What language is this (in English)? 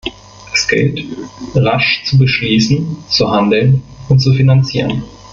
German